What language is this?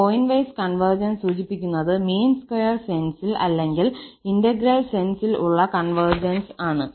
Malayalam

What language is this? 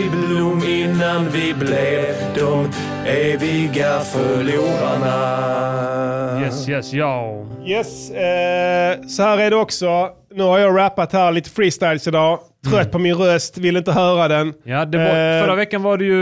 Swedish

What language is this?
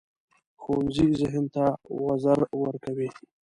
Pashto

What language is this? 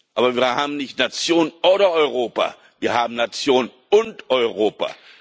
German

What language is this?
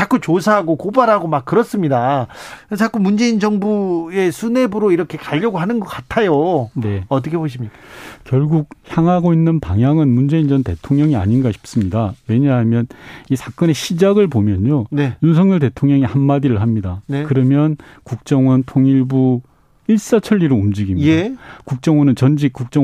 Korean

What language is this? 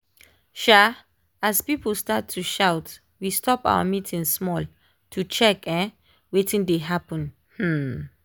Nigerian Pidgin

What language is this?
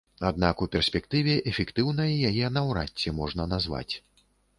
Belarusian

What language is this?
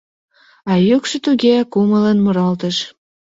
Mari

